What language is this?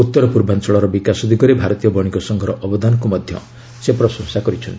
Odia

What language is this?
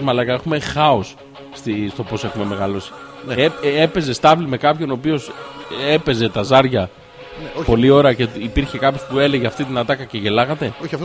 Greek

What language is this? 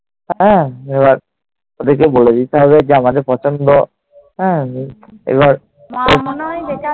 Bangla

